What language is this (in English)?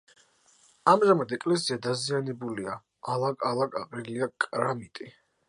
Georgian